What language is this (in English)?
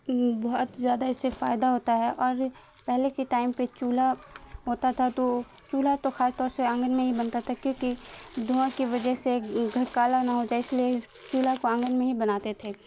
Urdu